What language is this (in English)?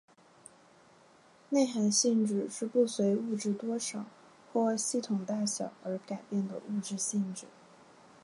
Chinese